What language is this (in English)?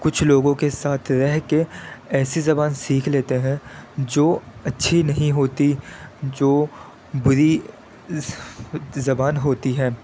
Urdu